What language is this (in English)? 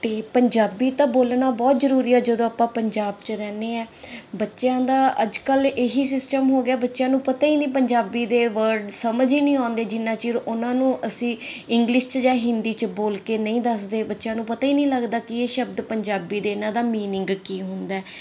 Punjabi